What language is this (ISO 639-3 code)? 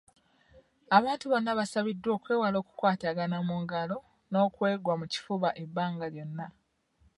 lug